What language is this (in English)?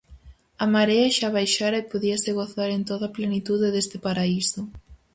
Galician